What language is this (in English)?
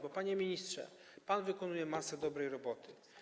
Polish